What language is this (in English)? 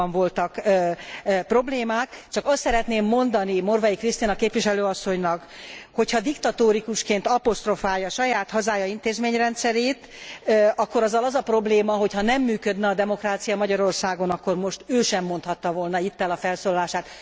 Hungarian